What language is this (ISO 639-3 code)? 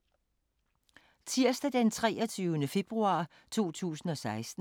dan